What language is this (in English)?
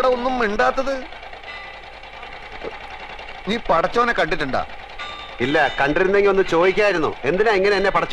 Hindi